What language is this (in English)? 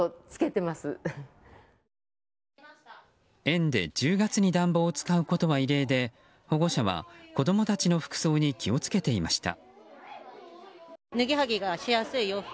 Japanese